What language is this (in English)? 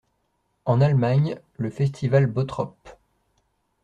French